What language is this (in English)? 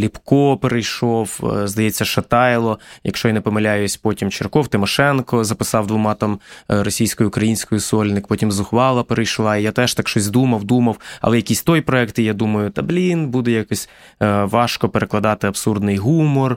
Ukrainian